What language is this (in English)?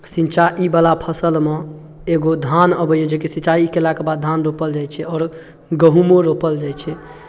Maithili